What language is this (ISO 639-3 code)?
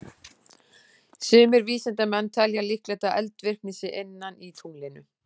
isl